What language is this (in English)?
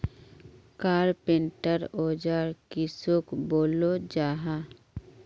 Magahi